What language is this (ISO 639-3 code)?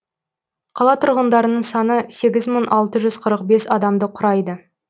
kaz